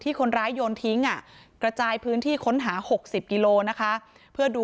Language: Thai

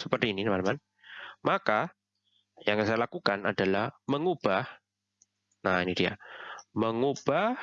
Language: Indonesian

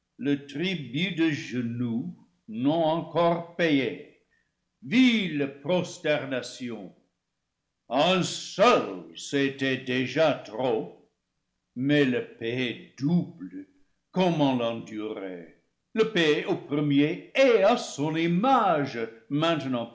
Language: French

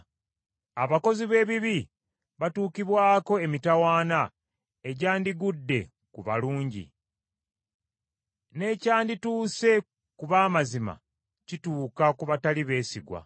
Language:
Ganda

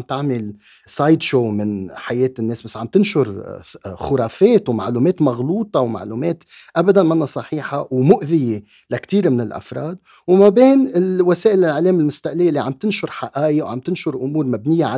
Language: Arabic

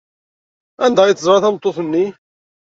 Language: Kabyle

